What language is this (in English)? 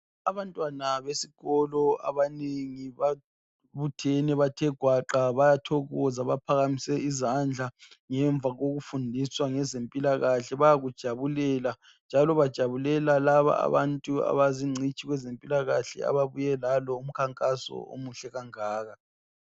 North Ndebele